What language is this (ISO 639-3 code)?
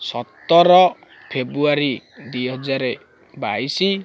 ori